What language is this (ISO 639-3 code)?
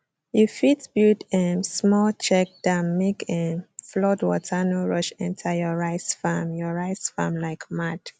pcm